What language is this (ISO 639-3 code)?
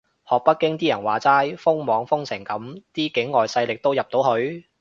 yue